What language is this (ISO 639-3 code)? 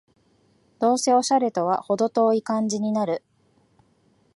jpn